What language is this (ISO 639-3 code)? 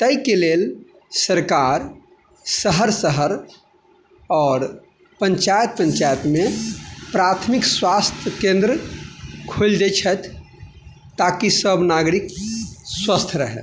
mai